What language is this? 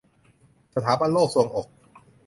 Thai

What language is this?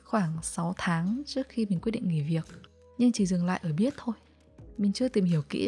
Vietnamese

